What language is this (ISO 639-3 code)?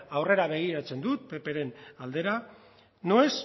eus